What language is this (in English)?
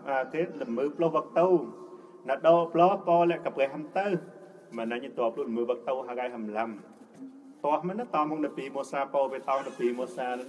Thai